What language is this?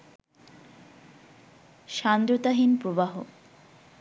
Bangla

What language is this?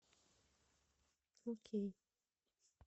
Russian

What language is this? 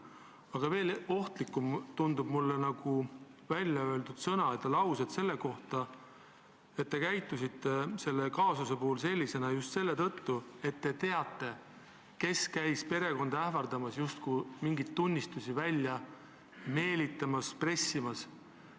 Estonian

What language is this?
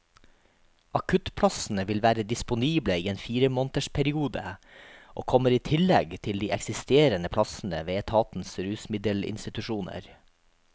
Norwegian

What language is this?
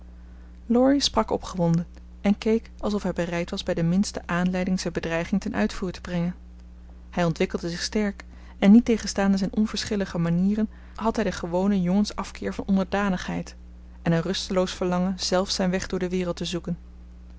Dutch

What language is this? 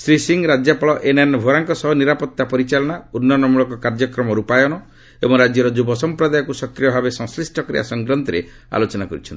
Odia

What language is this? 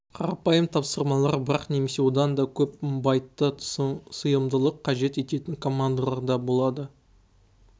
Kazakh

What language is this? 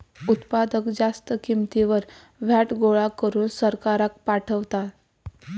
Marathi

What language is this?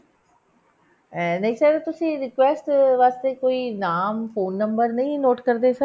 Punjabi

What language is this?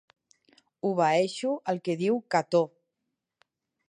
Catalan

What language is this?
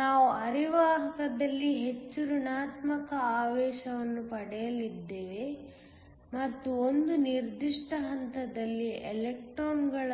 Kannada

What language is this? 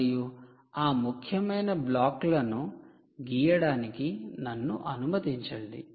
Telugu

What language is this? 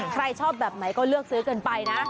Thai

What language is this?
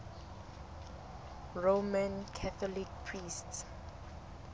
Southern Sotho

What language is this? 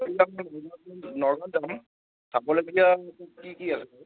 Assamese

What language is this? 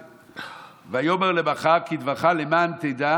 Hebrew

